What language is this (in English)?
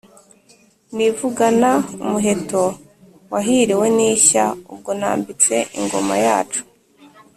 Kinyarwanda